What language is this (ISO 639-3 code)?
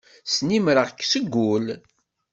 kab